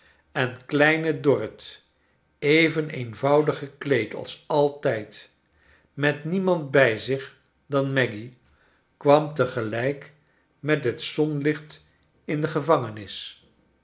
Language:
Dutch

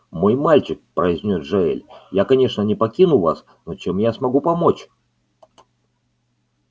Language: Russian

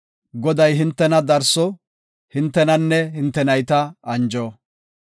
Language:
Gofa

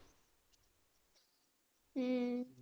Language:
Punjabi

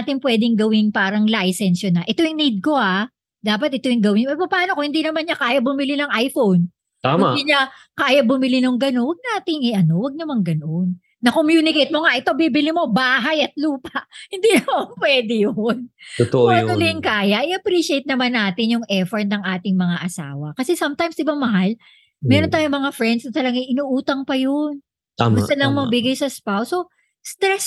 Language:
Filipino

